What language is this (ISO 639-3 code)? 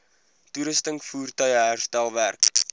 afr